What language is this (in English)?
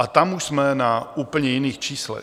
Czech